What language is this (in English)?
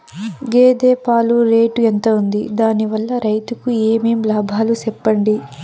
Telugu